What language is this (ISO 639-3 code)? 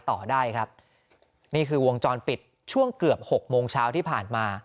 tha